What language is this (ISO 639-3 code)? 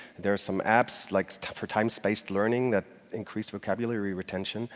eng